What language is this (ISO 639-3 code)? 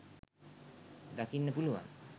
sin